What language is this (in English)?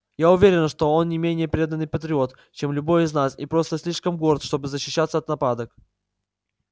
Russian